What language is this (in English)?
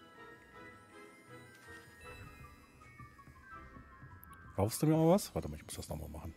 German